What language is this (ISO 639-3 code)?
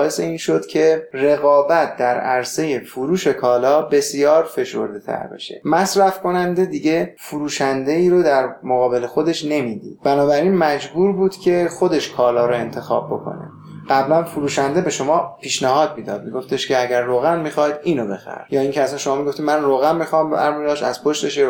fas